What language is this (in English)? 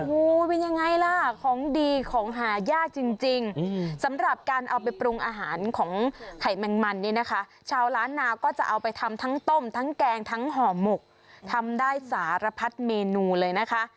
Thai